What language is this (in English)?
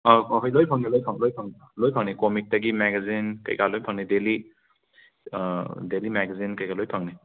Manipuri